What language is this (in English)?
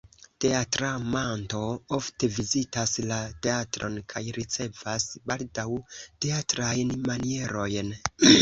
Esperanto